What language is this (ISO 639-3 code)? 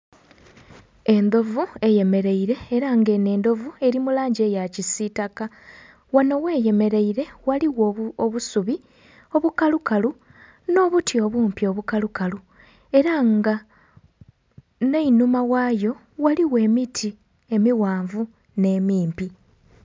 xog